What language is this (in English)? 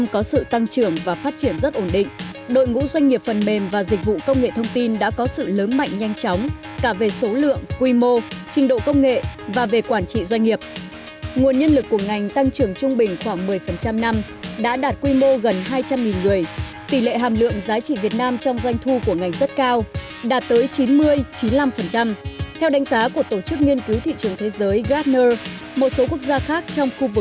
Vietnamese